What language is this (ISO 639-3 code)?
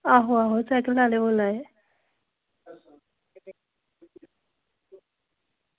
doi